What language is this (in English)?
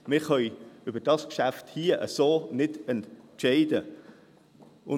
Swiss German